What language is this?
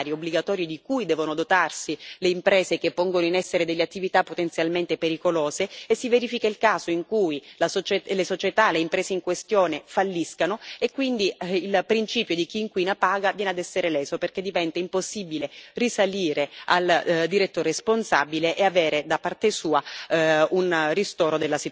Italian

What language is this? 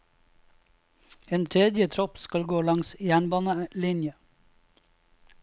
Norwegian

